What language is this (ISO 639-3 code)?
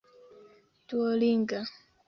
epo